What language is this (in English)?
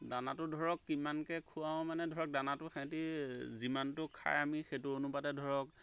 Assamese